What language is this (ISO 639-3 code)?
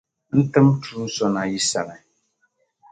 dag